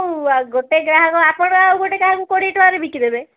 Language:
Odia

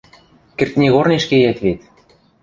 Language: Western Mari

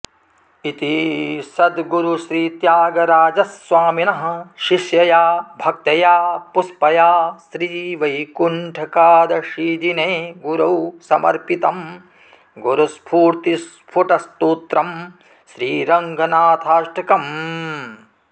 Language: Sanskrit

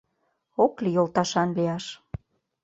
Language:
Mari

